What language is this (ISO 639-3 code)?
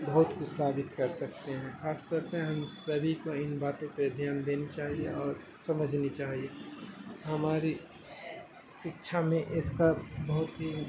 urd